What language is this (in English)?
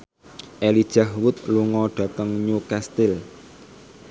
Javanese